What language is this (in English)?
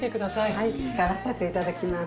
Japanese